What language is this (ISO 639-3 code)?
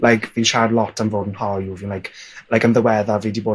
cym